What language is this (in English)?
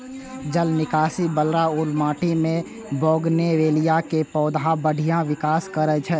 Maithili